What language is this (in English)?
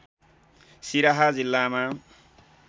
Nepali